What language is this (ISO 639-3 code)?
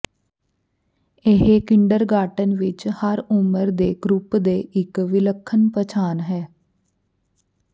pan